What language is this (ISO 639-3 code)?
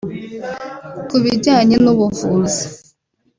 kin